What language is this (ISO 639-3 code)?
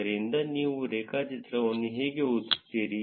kan